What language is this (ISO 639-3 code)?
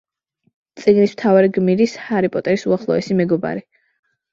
kat